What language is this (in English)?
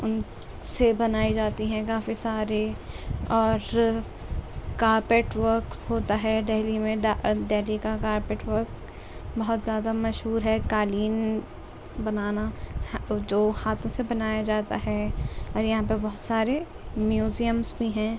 Urdu